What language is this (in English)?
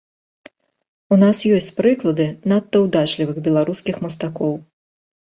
Belarusian